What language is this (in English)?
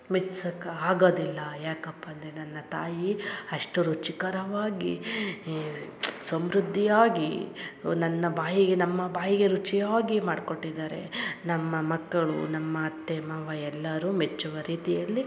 Kannada